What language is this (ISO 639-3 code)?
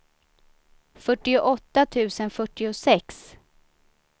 swe